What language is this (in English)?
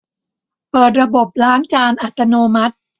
Thai